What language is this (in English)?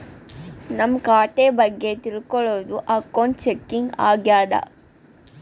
Kannada